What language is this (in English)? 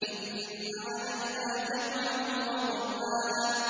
Arabic